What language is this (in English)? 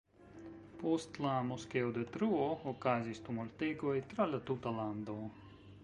Esperanto